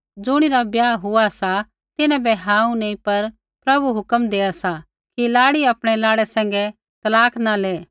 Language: Kullu Pahari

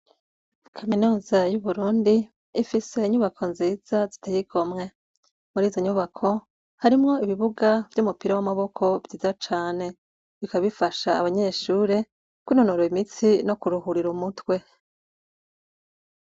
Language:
Rundi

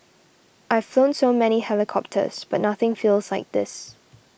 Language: English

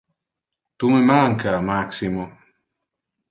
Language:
Interlingua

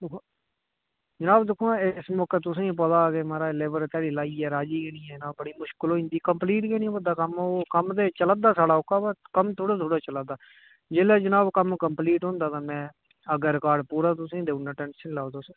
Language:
Dogri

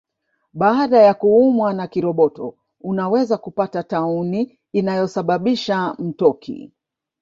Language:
Swahili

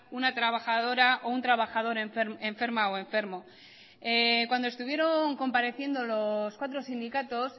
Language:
Spanish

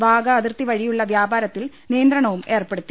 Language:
Malayalam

